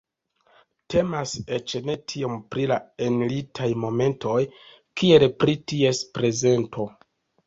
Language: Esperanto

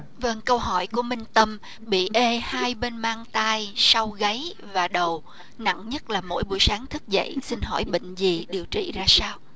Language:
Vietnamese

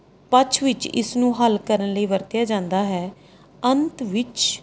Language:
Punjabi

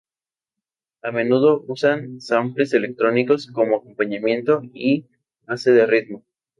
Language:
Spanish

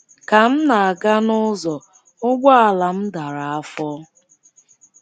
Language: Igbo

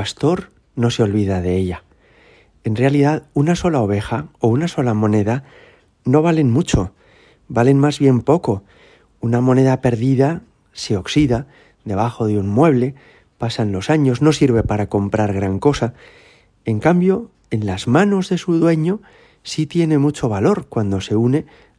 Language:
Spanish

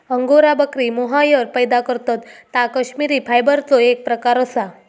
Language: Marathi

